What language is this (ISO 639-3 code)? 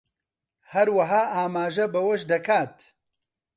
ckb